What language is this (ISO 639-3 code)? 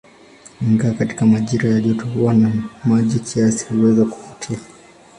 swa